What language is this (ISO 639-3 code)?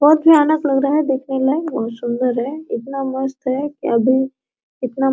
hin